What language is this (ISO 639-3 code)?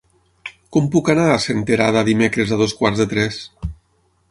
cat